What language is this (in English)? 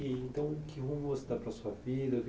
Portuguese